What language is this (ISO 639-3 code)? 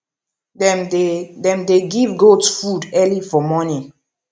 pcm